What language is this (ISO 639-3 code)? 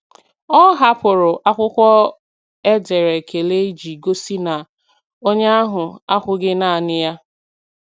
ibo